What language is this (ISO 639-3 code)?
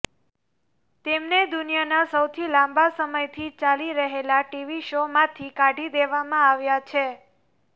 guj